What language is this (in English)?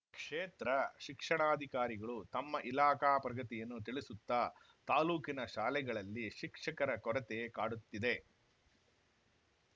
Kannada